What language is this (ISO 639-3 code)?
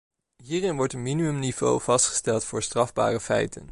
nld